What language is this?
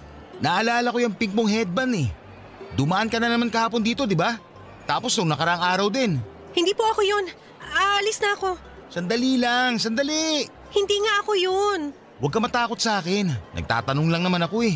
Filipino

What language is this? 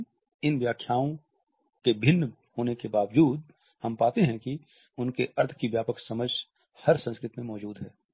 Hindi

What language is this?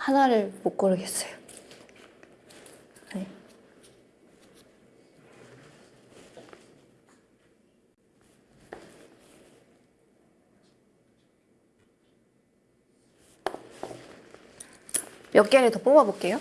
Korean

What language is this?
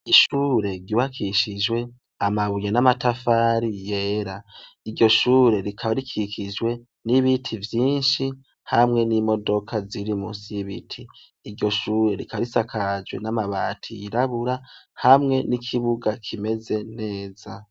Rundi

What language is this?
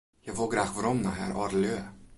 Western Frisian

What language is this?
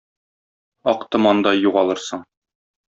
Tatar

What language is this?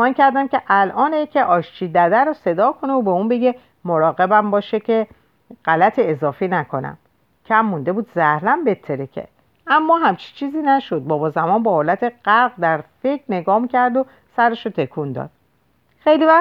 Persian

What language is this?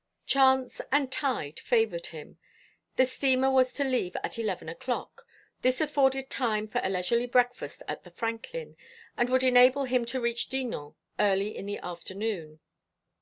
English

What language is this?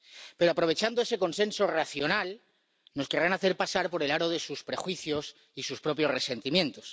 Spanish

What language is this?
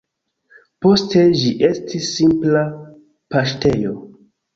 Esperanto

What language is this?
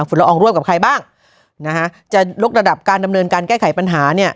Thai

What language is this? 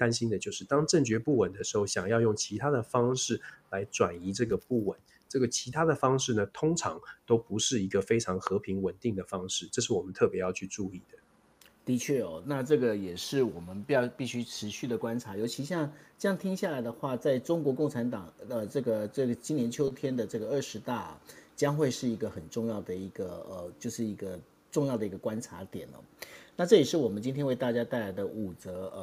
Chinese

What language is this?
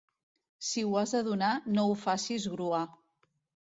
Catalan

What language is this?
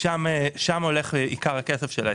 Hebrew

